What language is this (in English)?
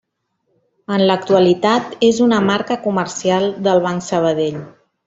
Catalan